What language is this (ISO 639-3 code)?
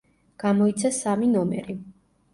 kat